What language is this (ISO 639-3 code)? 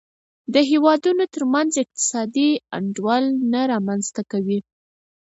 pus